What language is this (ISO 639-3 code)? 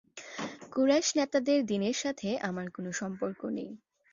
ben